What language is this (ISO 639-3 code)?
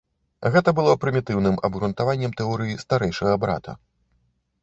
bel